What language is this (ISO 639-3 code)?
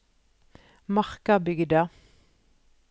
nor